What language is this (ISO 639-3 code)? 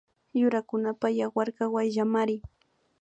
qvi